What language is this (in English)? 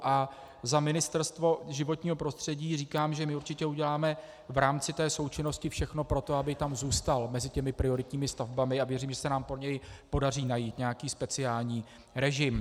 Czech